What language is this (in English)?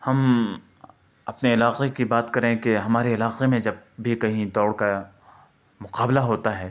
Urdu